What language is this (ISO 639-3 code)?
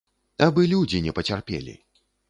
bel